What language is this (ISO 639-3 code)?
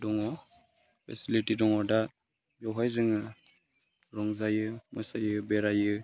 brx